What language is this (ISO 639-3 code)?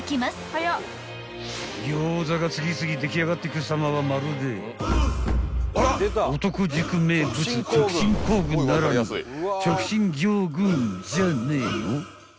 jpn